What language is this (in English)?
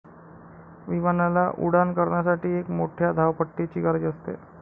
Marathi